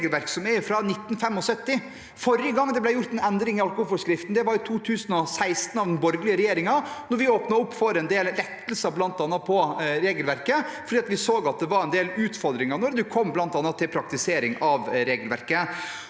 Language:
Norwegian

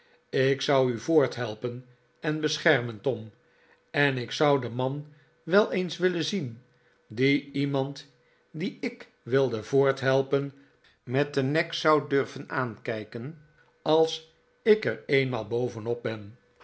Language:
Dutch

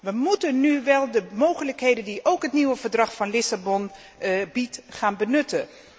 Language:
Dutch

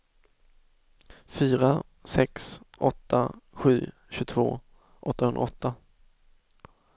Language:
Swedish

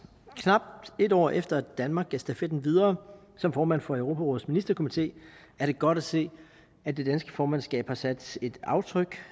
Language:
Danish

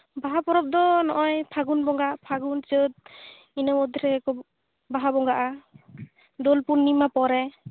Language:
Santali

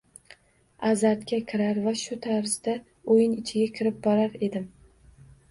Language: Uzbek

